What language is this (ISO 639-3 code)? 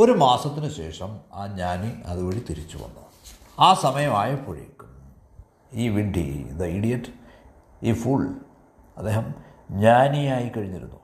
mal